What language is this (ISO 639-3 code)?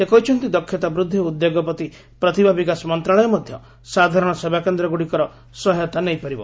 ori